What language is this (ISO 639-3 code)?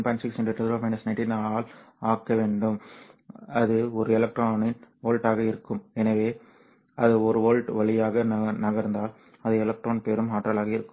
tam